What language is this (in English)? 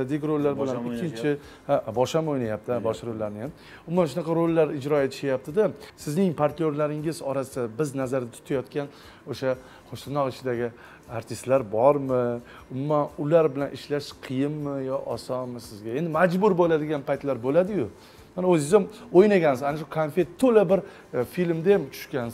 Turkish